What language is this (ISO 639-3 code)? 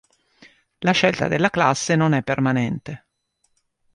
ita